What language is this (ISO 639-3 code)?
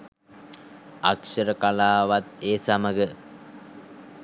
sin